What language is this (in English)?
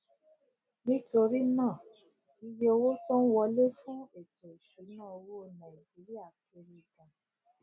Yoruba